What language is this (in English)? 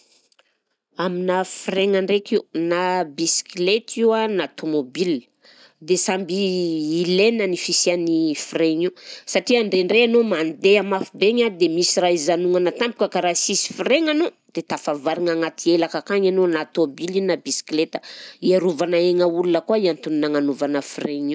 Southern Betsimisaraka Malagasy